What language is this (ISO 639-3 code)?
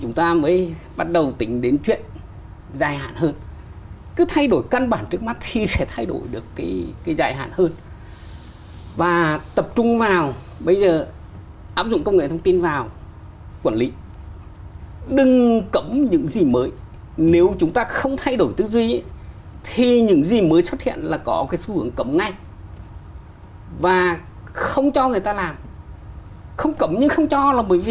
vie